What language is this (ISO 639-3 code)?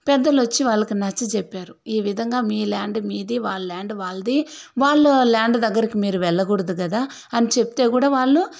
tel